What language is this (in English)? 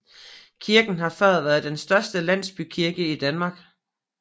Danish